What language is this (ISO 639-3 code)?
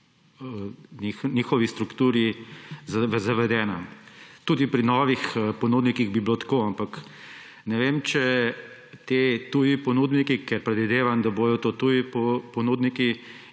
slv